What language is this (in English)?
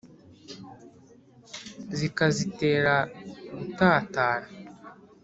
Kinyarwanda